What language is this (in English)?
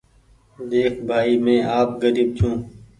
Goaria